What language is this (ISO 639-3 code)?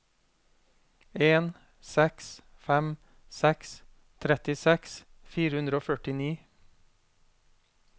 nor